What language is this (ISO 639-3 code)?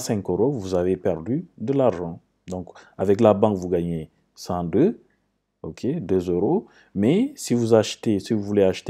fra